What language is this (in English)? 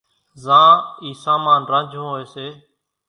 Kachi Koli